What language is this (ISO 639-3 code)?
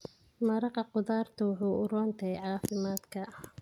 som